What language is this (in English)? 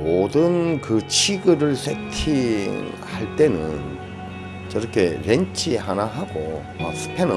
Korean